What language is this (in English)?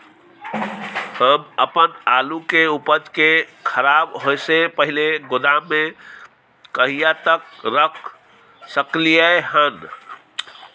Maithili